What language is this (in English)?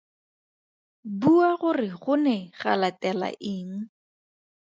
Tswana